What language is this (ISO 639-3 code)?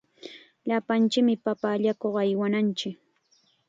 qxa